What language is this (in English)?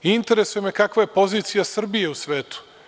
Serbian